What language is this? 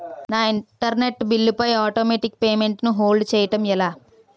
Telugu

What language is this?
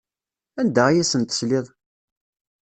Kabyle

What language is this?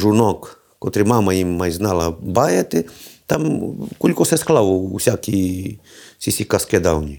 Ukrainian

